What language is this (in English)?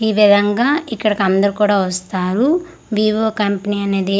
Telugu